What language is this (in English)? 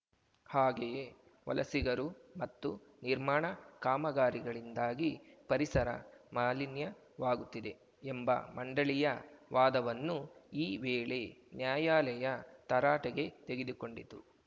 Kannada